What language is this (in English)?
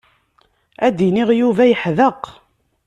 Kabyle